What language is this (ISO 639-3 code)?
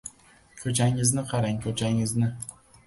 uzb